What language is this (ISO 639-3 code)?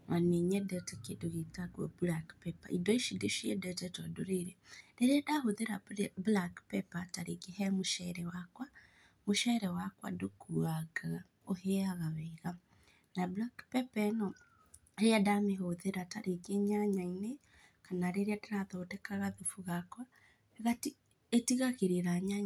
kik